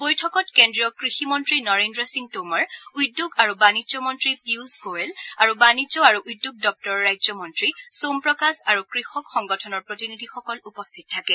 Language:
Assamese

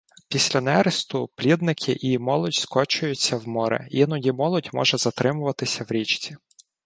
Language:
Ukrainian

